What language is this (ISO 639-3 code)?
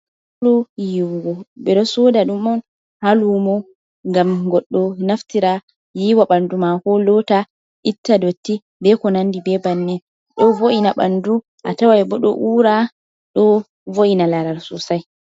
ful